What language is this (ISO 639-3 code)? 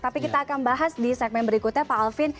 ind